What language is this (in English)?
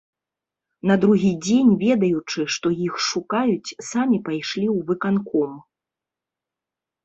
Belarusian